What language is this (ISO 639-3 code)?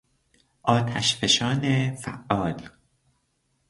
fas